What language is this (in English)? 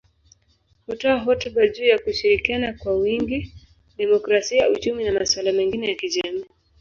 Swahili